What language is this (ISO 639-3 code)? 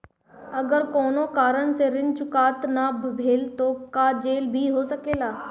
bho